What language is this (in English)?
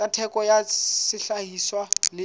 Southern Sotho